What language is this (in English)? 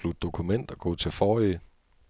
Danish